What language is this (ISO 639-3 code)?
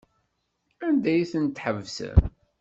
kab